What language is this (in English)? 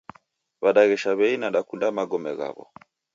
Taita